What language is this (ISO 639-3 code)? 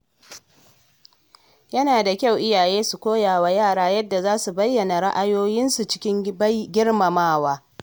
hau